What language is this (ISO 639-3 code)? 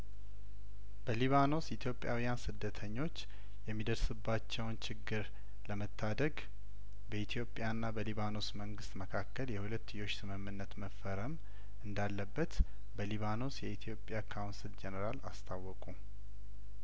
amh